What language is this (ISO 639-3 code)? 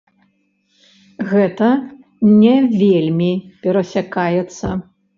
bel